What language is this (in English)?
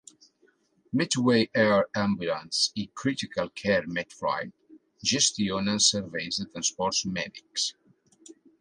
Catalan